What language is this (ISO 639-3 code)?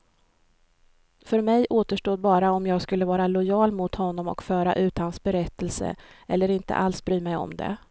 swe